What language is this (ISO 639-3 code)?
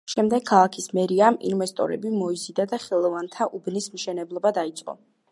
kat